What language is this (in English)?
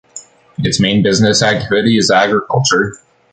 English